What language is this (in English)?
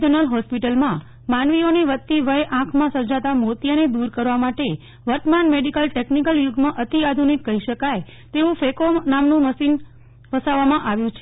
Gujarati